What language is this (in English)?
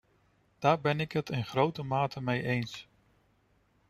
Dutch